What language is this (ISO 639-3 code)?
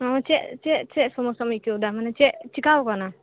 sat